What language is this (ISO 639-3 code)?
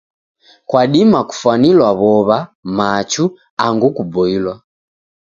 dav